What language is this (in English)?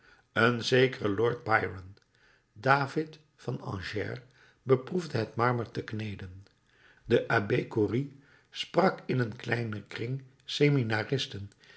Dutch